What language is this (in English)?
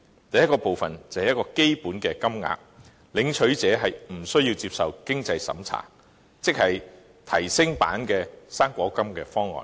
Cantonese